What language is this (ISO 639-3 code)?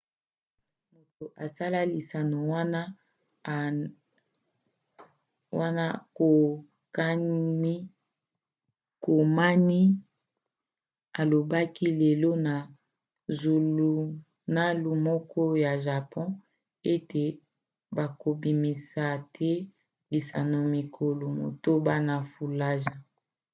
lin